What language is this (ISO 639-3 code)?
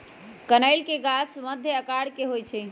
mag